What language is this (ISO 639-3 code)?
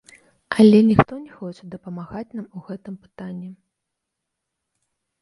bel